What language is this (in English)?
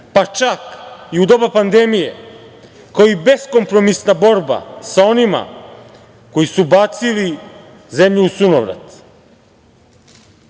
Serbian